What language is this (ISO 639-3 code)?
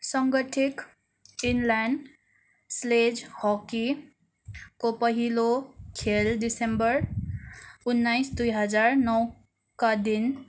nep